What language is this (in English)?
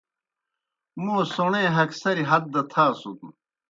Kohistani Shina